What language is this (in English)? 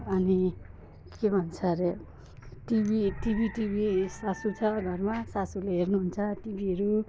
Nepali